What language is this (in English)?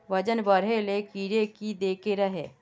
Magahi